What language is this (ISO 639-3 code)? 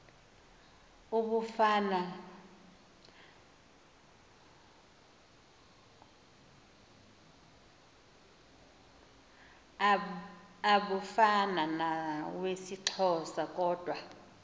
xho